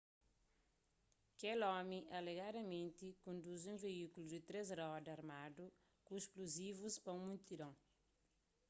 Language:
Kabuverdianu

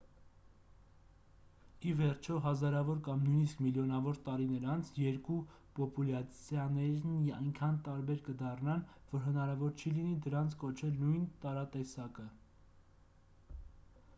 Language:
Armenian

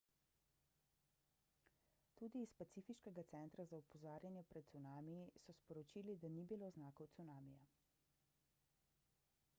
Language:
Slovenian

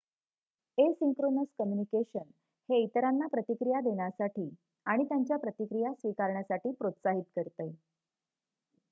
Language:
Marathi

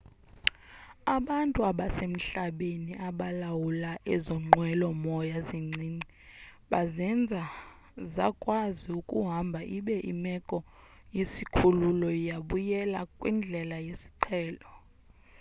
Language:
Xhosa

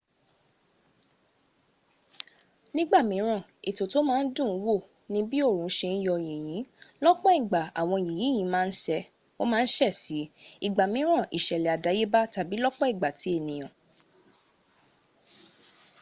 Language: Yoruba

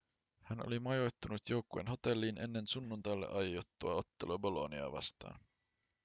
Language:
Finnish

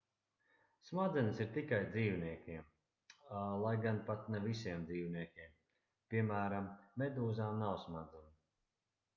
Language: Latvian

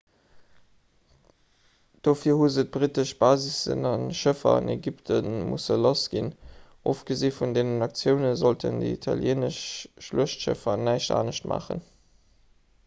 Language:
Luxembourgish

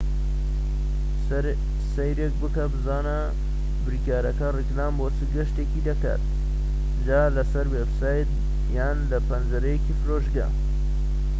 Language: Central Kurdish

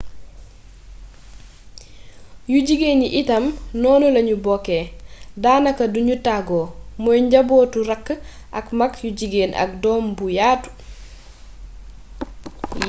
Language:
Wolof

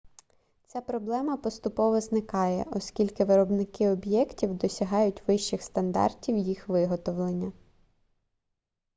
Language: Ukrainian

